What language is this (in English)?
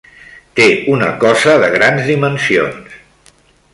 Catalan